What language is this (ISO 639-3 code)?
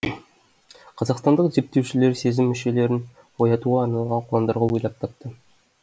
kaz